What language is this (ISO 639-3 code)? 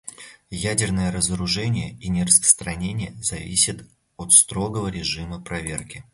rus